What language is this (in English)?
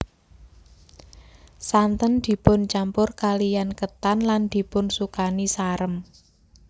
Javanese